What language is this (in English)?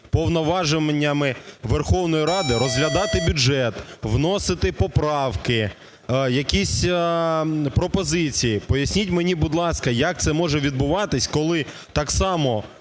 Ukrainian